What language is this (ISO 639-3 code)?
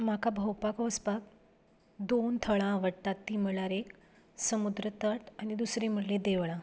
kok